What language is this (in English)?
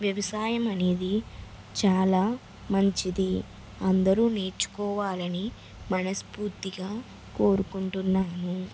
Telugu